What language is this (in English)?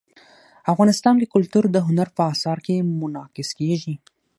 Pashto